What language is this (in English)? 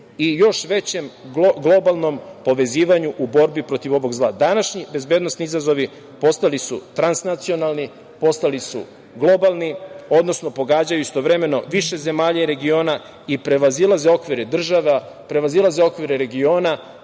Serbian